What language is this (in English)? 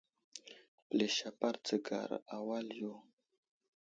Wuzlam